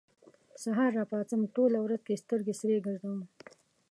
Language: Pashto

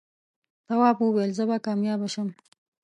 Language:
Pashto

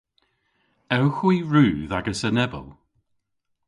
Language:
Cornish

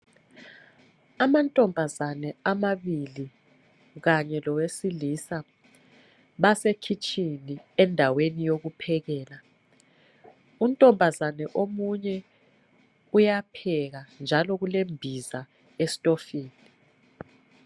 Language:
North Ndebele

